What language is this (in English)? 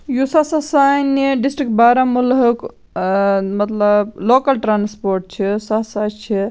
Kashmiri